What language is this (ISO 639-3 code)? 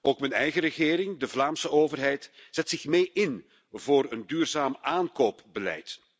nld